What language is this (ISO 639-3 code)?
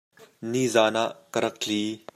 cnh